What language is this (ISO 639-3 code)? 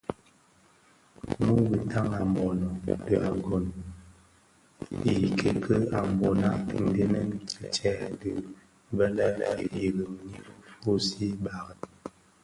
ksf